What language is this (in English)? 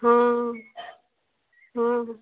Maithili